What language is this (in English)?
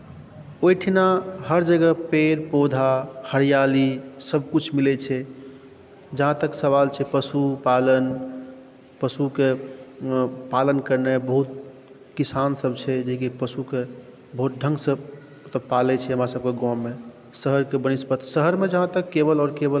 Maithili